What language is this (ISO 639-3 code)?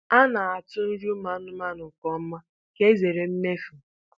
ibo